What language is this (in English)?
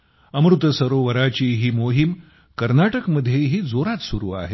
Marathi